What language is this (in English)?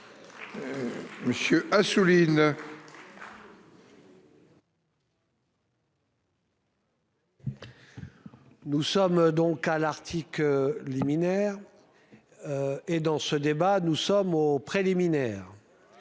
French